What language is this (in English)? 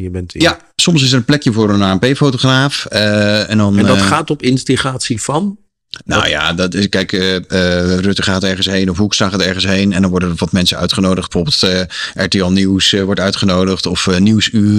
Dutch